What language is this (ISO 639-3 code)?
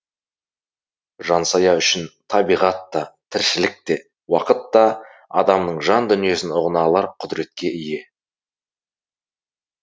kaz